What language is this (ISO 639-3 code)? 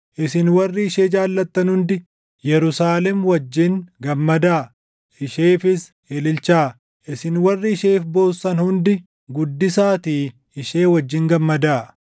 orm